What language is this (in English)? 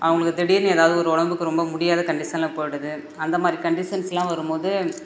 Tamil